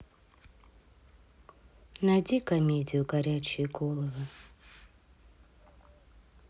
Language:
Russian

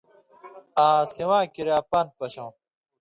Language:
Indus Kohistani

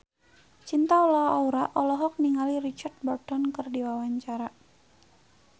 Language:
Sundanese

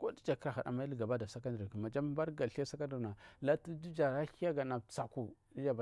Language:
Marghi South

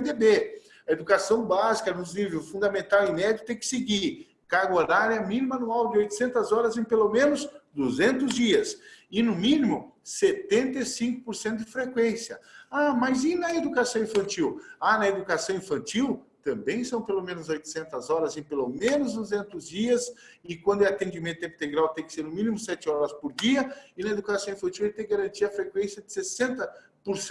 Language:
Portuguese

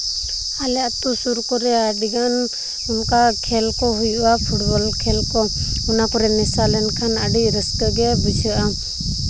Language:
Santali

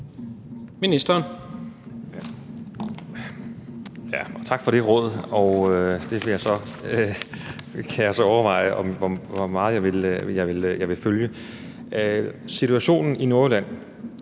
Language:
Danish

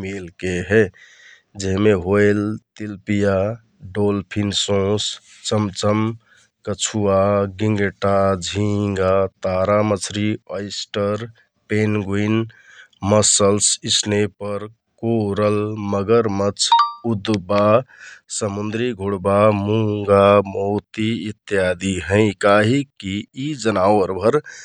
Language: Kathoriya Tharu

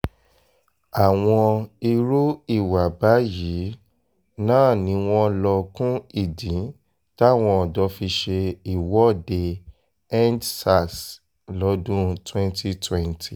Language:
Yoruba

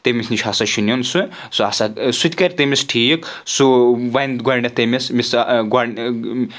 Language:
Kashmiri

